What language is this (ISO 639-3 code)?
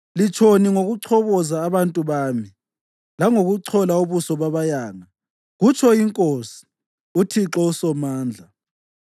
nde